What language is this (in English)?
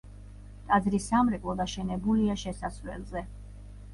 Georgian